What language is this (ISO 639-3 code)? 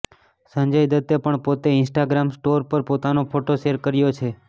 guj